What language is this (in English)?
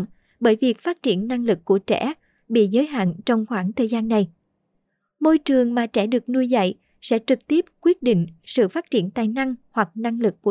Vietnamese